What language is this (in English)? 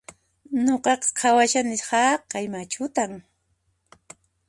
Puno Quechua